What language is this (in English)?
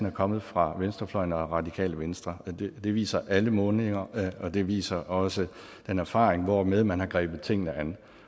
Danish